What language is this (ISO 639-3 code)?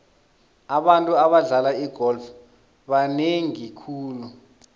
nbl